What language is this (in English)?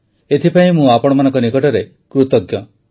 Odia